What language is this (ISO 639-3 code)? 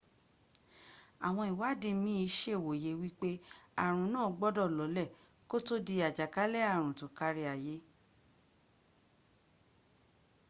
yor